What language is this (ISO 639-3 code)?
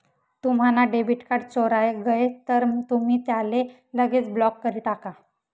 mar